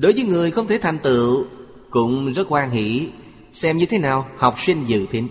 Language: Vietnamese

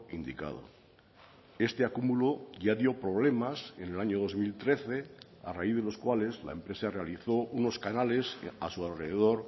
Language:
Spanish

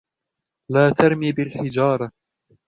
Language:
Arabic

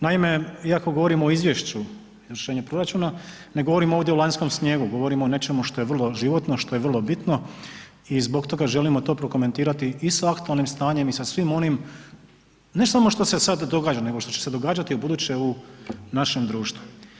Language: Croatian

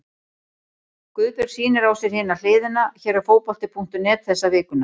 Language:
Icelandic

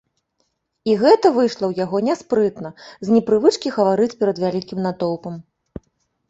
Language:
Belarusian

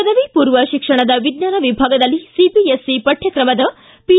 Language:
Kannada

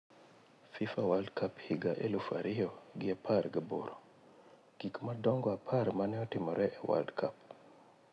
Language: Luo (Kenya and Tanzania)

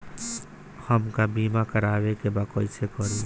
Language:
Bhojpuri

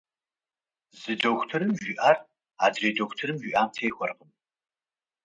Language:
Kabardian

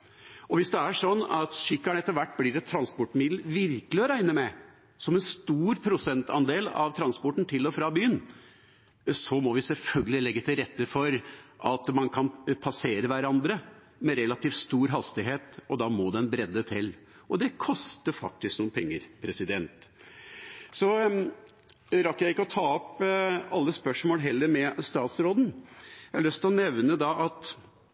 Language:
Norwegian Bokmål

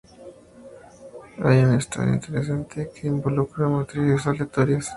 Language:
Spanish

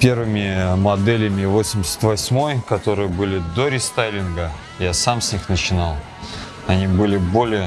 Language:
Russian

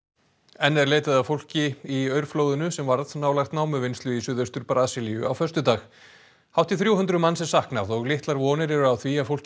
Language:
Icelandic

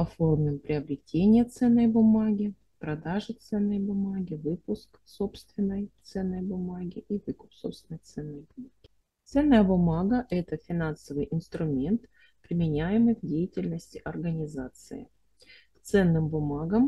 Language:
Russian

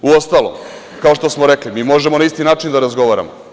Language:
Serbian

